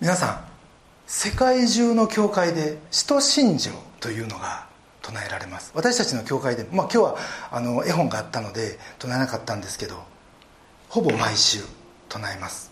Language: Japanese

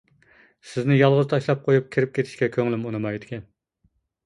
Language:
Uyghur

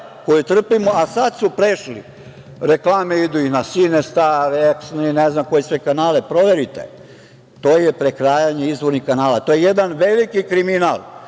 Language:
Serbian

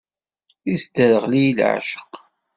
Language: Kabyle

